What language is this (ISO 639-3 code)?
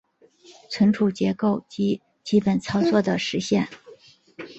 zho